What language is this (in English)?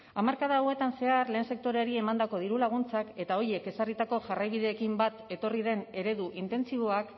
Basque